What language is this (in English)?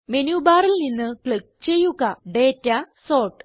Malayalam